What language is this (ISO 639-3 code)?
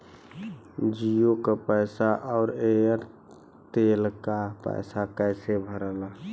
bho